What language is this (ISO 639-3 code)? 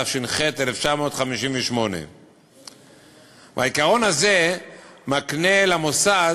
heb